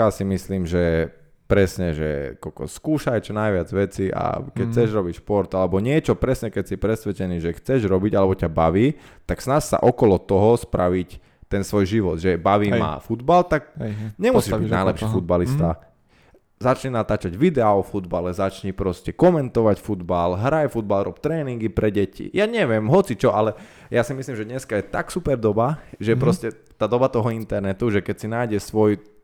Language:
Slovak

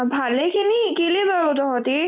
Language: Assamese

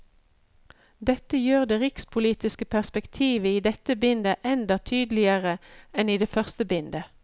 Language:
Norwegian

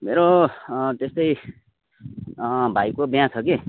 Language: Nepali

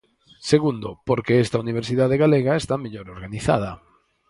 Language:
Galician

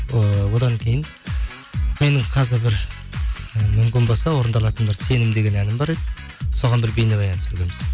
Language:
Kazakh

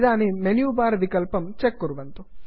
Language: Sanskrit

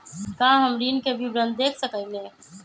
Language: Magahi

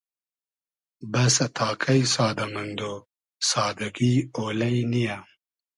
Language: Hazaragi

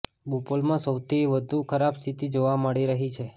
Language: Gujarati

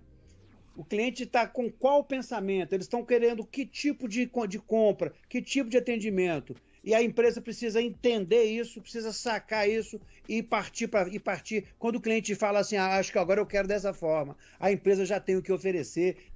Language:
Portuguese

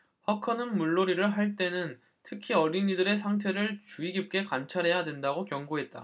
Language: Korean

